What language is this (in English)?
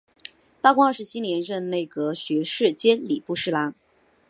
Chinese